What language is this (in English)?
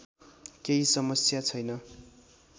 Nepali